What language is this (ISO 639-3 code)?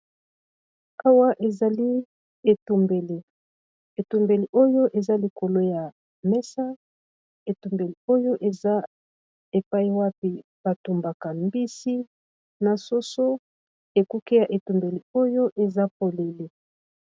lin